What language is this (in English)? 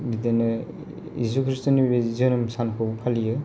Bodo